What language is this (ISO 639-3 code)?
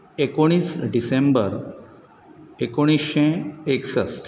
kok